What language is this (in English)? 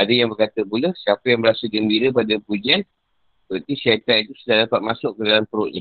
Malay